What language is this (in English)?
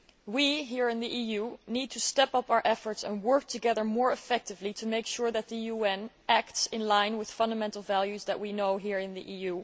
English